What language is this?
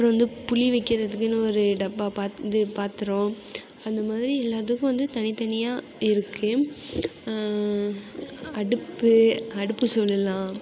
Tamil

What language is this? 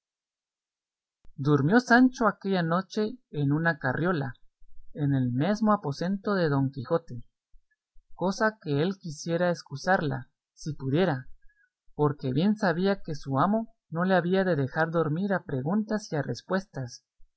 Spanish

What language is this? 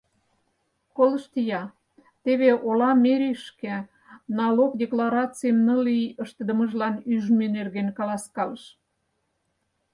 Mari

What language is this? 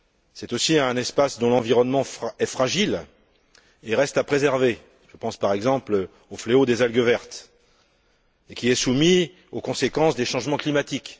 French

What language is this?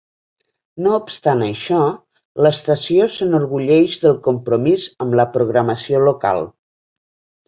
Catalan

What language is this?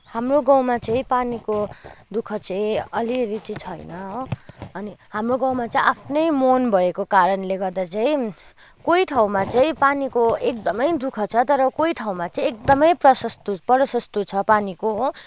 Nepali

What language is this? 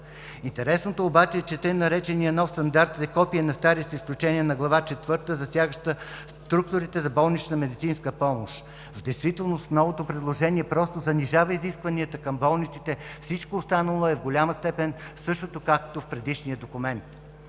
Bulgarian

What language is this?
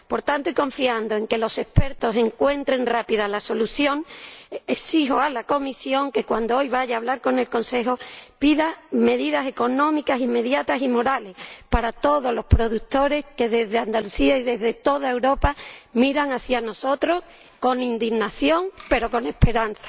Spanish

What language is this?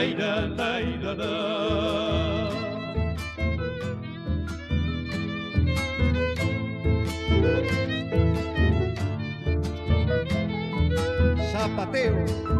Arabic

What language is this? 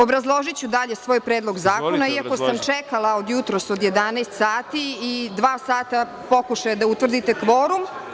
Serbian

